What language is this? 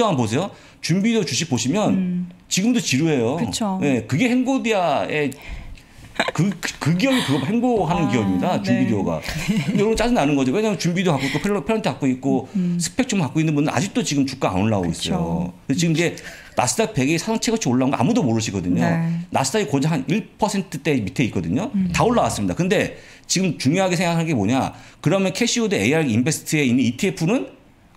Korean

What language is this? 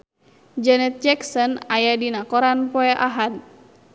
Sundanese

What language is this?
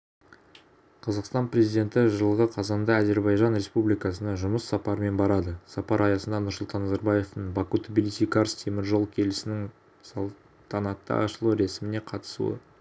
Kazakh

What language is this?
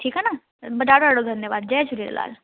Sindhi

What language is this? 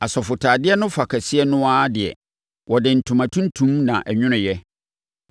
Akan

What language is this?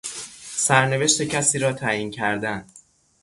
Persian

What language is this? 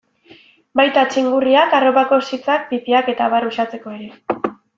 Basque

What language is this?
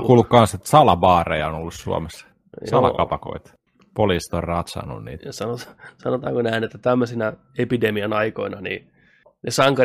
Finnish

